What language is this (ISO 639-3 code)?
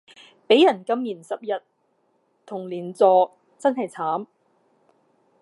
yue